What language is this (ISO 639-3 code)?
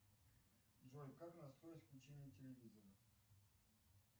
rus